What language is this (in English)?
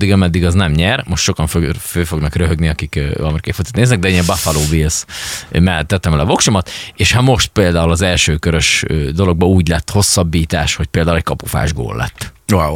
Hungarian